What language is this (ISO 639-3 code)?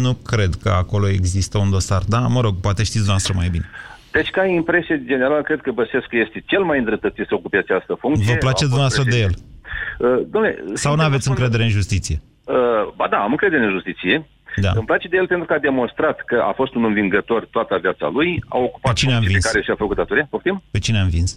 ron